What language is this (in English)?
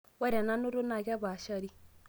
Masai